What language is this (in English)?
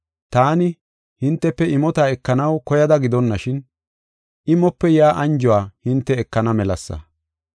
Gofa